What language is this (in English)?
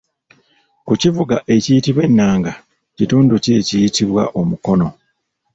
Ganda